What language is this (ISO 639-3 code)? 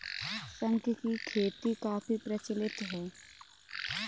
hin